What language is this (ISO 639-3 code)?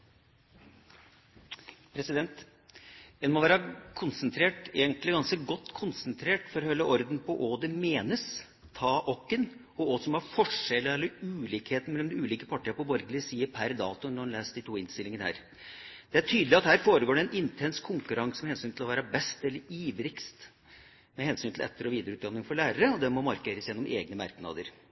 nob